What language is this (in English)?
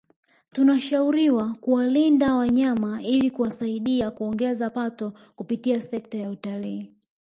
Swahili